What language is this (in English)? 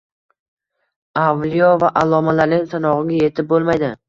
Uzbek